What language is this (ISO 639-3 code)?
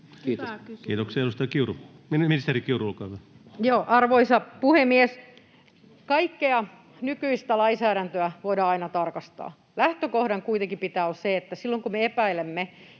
fin